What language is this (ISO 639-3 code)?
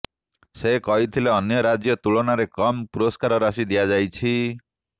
ori